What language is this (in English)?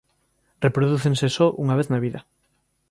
Galician